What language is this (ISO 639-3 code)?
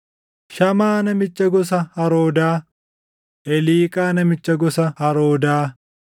orm